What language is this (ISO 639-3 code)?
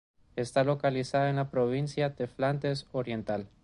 spa